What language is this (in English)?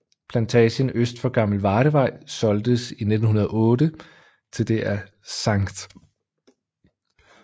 Danish